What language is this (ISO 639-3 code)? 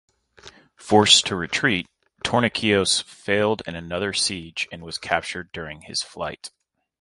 eng